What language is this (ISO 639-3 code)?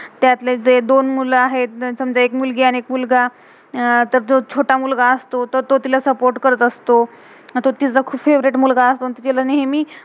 mar